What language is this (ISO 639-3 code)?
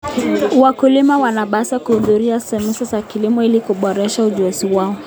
kln